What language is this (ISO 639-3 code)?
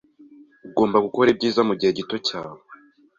kin